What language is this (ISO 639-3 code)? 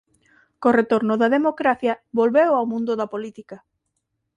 glg